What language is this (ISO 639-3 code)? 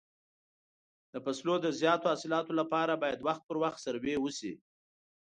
pus